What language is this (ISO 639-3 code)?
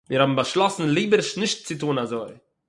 yid